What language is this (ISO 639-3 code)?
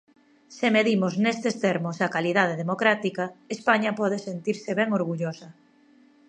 glg